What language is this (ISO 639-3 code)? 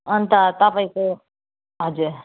nep